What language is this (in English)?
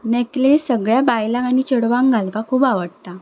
Konkani